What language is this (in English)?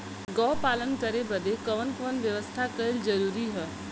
Bhojpuri